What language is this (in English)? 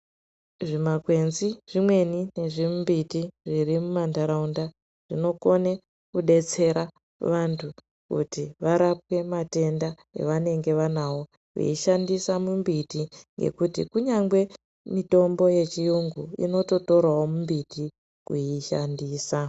Ndau